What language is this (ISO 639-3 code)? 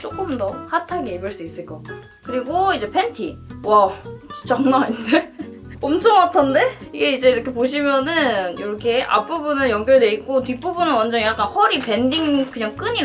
kor